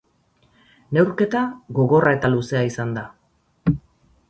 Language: Basque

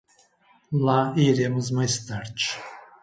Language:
Portuguese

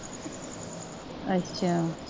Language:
Punjabi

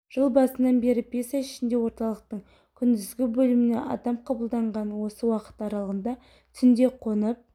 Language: Kazakh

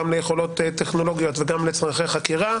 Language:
Hebrew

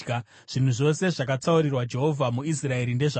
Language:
Shona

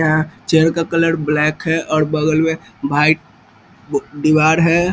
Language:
Hindi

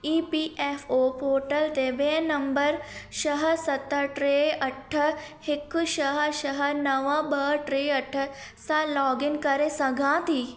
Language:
Sindhi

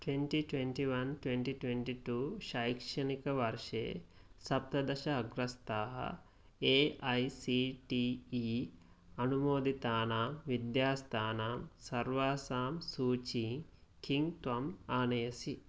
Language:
Sanskrit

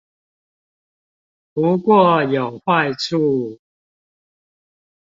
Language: Chinese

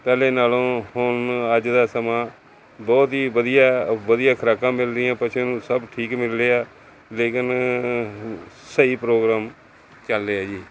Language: Punjabi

